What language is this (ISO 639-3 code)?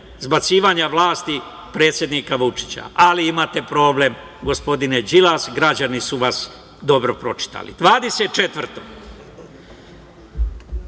srp